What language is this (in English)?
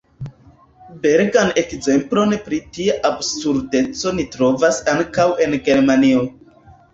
Esperanto